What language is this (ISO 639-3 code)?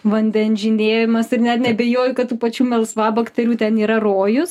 lit